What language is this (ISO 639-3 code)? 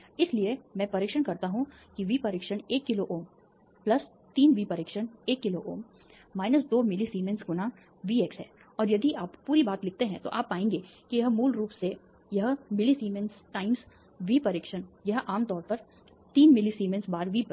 hin